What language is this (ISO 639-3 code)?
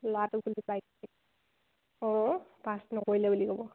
asm